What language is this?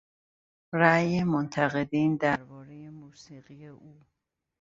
Persian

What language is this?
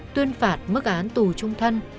Vietnamese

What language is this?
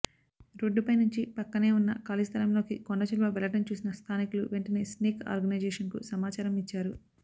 Telugu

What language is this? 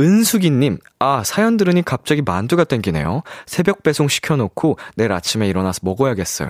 Korean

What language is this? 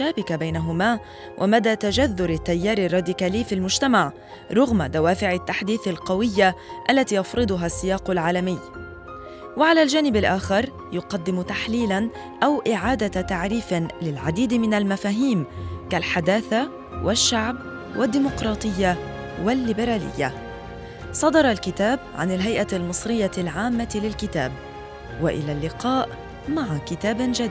Arabic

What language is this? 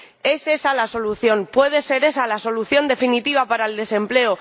Spanish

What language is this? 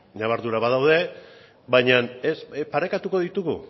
Basque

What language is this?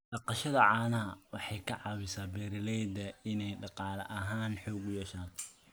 Somali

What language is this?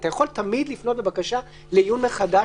Hebrew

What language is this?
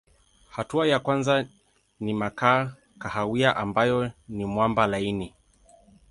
Swahili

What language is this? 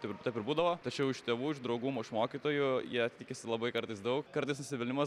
Lithuanian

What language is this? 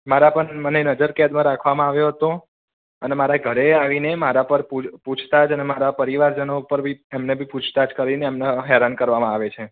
Gujarati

